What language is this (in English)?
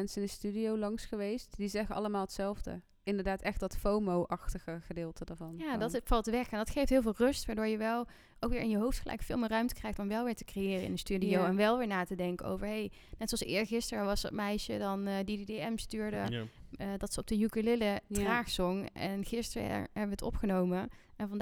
Dutch